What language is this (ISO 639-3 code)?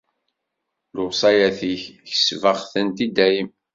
kab